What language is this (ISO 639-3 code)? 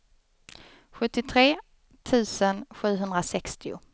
swe